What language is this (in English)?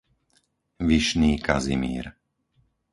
Slovak